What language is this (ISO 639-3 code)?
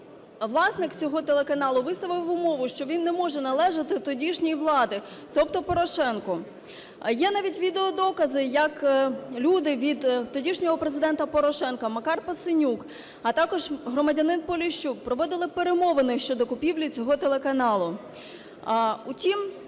ukr